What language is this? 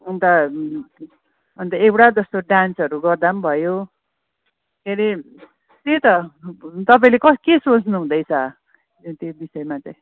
Nepali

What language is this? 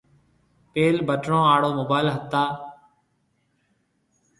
Marwari (Pakistan)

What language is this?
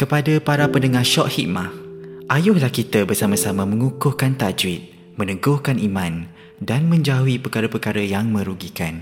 Malay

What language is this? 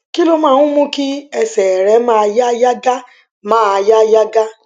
Yoruba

